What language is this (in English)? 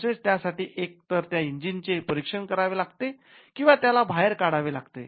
Marathi